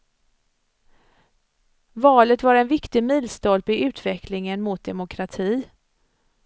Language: Swedish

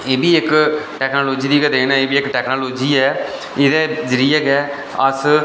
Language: Dogri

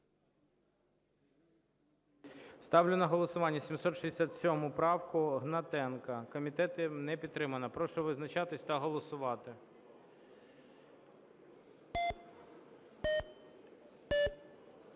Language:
Ukrainian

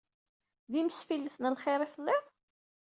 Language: Kabyle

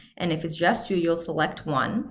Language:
English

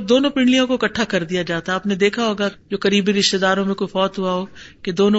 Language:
Urdu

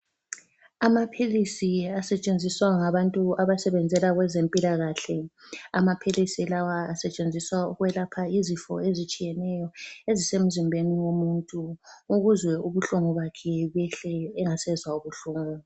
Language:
North Ndebele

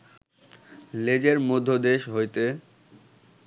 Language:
Bangla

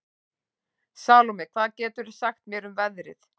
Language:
Icelandic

